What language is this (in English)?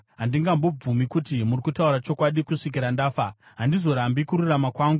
Shona